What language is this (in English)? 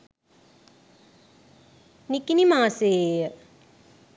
Sinhala